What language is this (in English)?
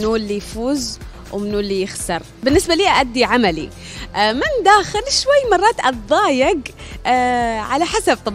Arabic